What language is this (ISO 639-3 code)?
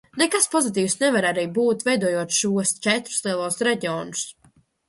lav